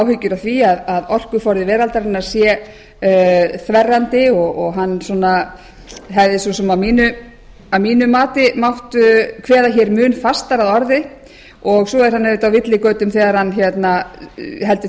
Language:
Icelandic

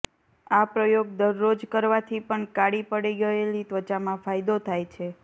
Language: Gujarati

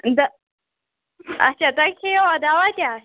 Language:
Kashmiri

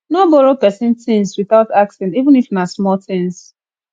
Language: Nigerian Pidgin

